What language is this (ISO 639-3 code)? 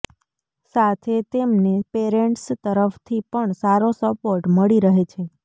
guj